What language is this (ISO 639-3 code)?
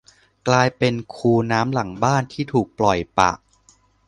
tha